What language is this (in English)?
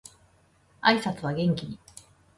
Japanese